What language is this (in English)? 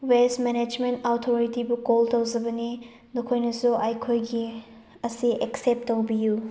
Manipuri